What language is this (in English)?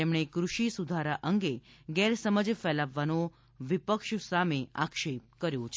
Gujarati